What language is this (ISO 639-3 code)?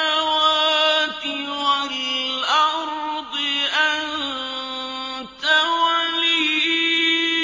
ara